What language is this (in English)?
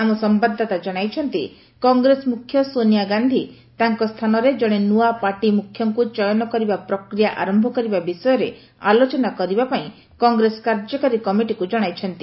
Odia